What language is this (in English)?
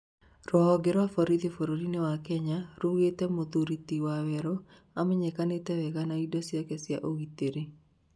Kikuyu